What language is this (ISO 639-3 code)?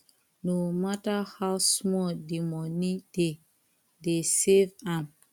pcm